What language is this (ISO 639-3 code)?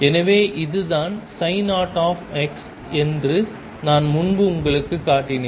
tam